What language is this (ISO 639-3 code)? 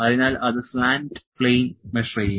mal